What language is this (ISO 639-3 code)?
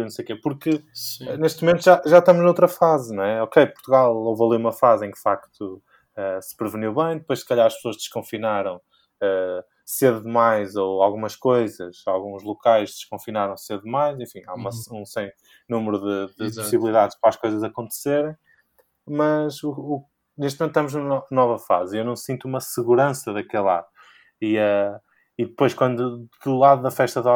por